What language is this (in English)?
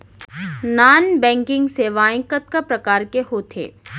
Chhattisgarhi